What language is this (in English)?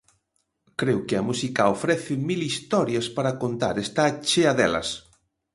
Galician